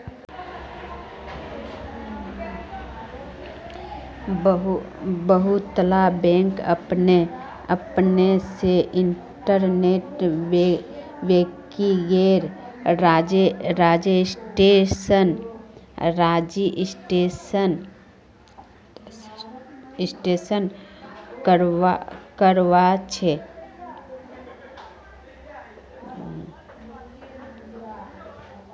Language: Magahi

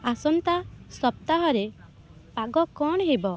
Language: Odia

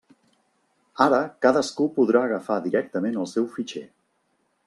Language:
Catalan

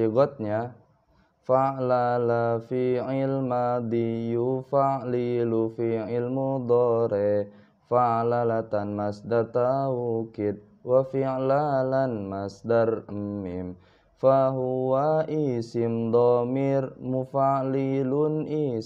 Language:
Indonesian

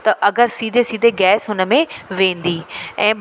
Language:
Sindhi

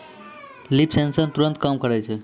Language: Maithili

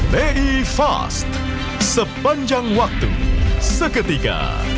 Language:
Indonesian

